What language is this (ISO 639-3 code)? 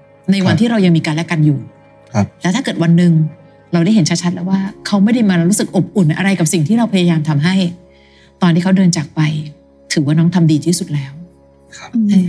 tha